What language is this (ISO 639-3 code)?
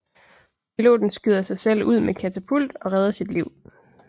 dan